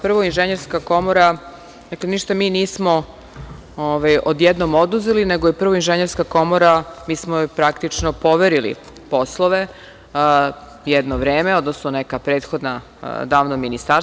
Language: Serbian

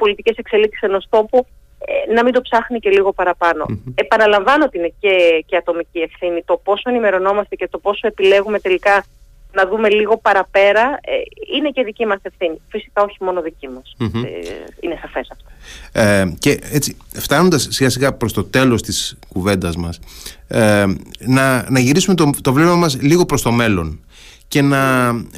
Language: Greek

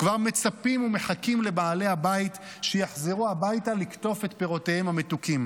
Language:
Hebrew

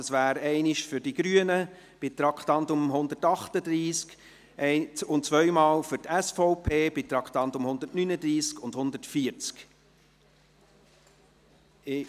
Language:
Swiss German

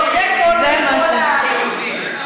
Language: Hebrew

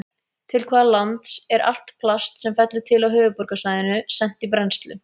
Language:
Icelandic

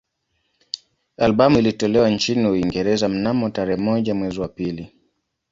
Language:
Swahili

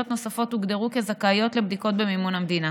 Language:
Hebrew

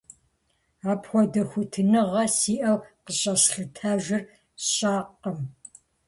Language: Kabardian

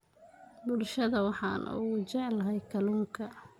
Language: Somali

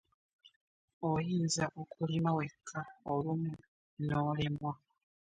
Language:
Ganda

